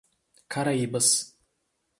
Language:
Portuguese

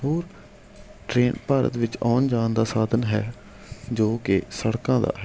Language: Punjabi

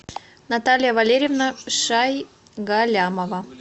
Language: Russian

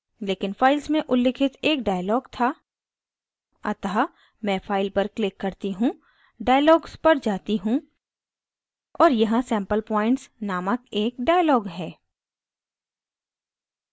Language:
Hindi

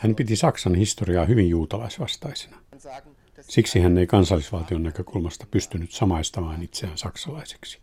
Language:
Finnish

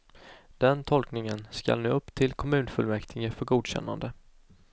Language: Swedish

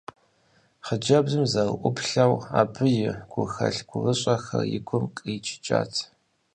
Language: Kabardian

